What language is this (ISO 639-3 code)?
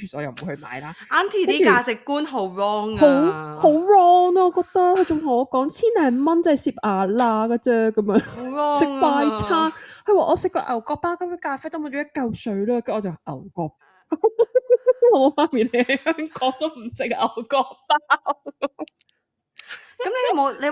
zho